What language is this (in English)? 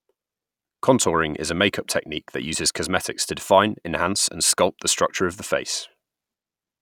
English